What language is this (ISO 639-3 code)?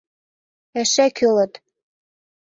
chm